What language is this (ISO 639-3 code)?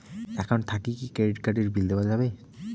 ben